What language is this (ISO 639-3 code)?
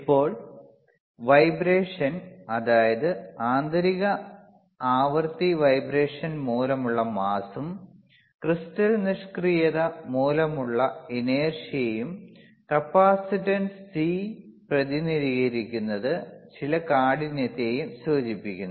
mal